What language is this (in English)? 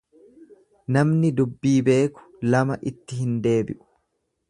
Oromo